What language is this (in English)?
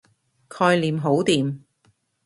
Cantonese